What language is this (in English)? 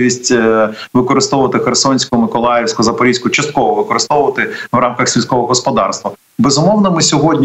Ukrainian